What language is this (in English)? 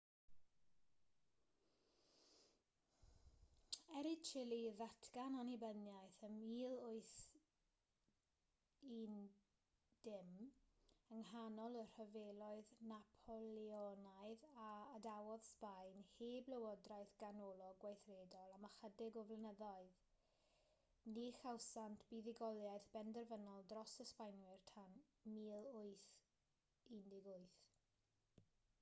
Welsh